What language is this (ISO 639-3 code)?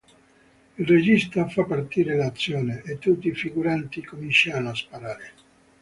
ita